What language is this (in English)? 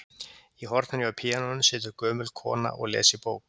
Icelandic